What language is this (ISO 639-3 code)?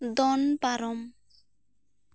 sat